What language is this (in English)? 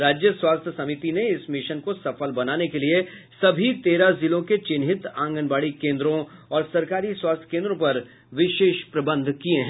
Hindi